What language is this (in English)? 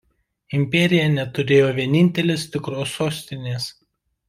Lithuanian